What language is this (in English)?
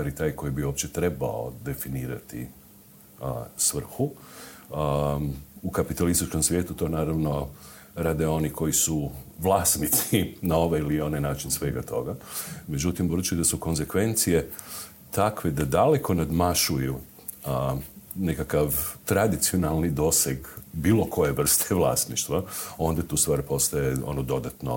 Croatian